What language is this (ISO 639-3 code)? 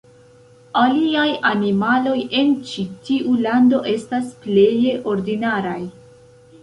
epo